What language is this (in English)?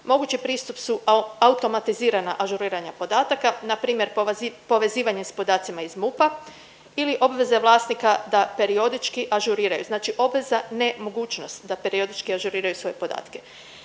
Croatian